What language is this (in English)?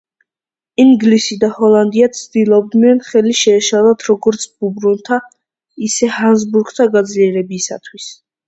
Georgian